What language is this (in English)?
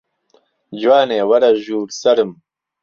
Central Kurdish